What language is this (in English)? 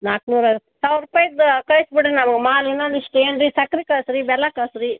Kannada